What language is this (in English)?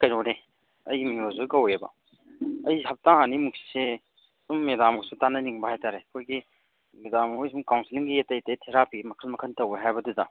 Manipuri